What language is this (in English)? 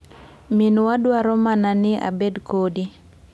Luo (Kenya and Tanzania)